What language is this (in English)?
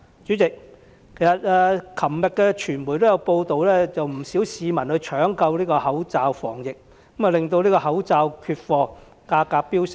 Cantonese